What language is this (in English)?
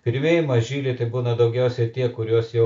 Lithuanian